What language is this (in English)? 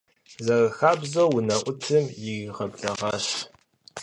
Kabardian